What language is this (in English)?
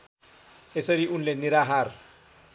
Nepali